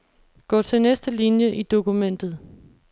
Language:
Danish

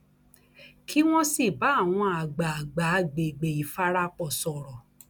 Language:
Yoruba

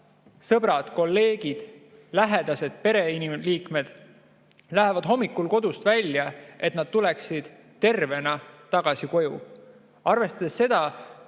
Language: Estonian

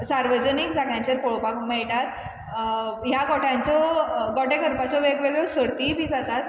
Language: Konkani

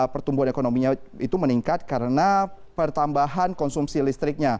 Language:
Indonesian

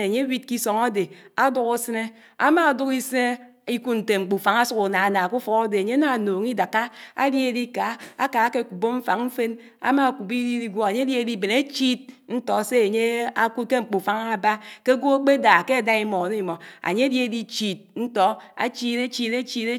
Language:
Anaang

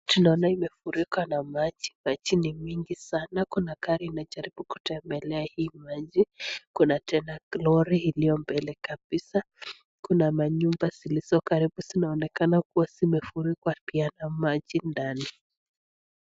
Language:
Swahili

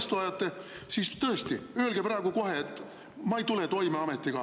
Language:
Estonian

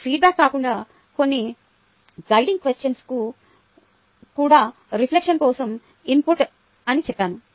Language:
Telugu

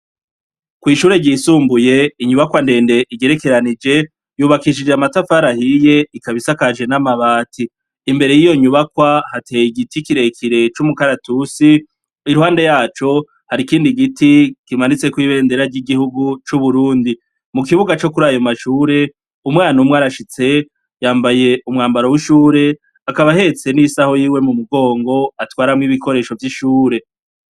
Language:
Rundi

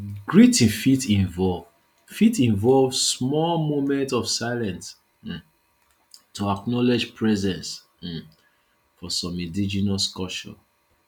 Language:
Nigerian Pidgin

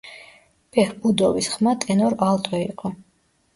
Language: Georgian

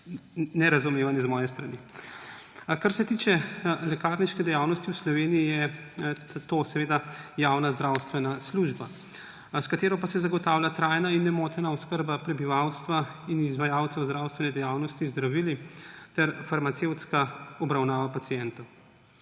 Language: Slovenian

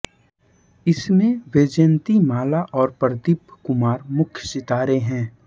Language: Hindi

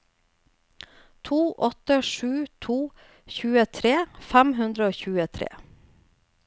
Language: Norwegian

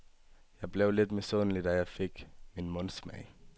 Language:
Danish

